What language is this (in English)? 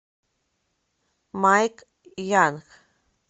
Russian